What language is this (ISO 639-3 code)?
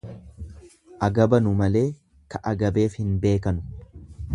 orm